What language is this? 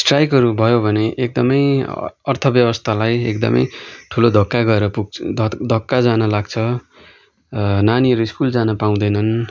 Nepali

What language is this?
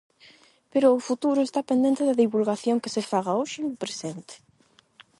Galician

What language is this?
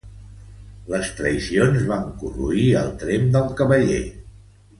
Catalan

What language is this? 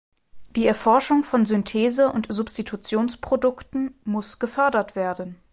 German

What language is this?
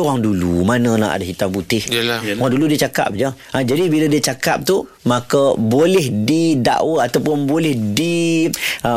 Malay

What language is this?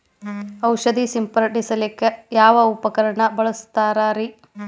Kannada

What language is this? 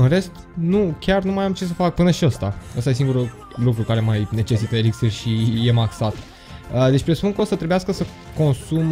Romanian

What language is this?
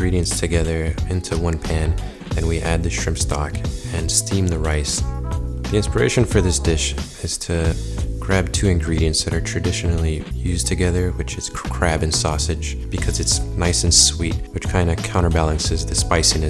English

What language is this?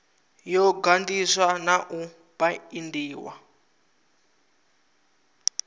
Venda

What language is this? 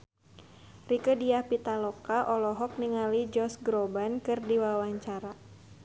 Sundanese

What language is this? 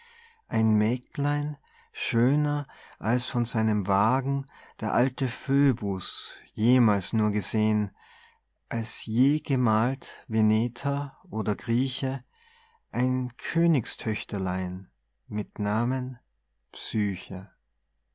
German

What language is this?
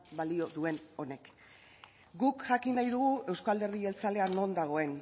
Basque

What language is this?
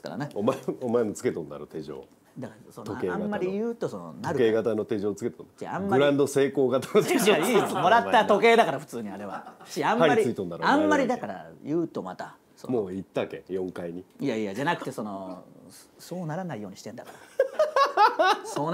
Japanese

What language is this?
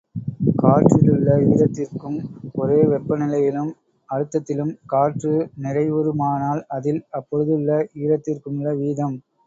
Tamil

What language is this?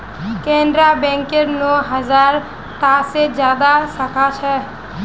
Magahi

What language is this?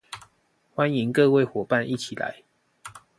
Chinese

